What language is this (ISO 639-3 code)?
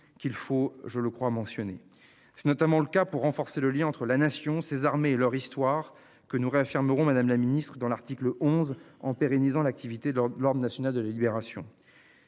fra